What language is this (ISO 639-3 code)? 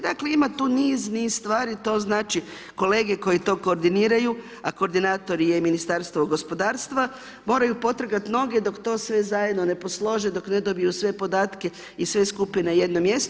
hrv